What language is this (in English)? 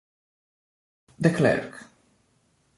Italian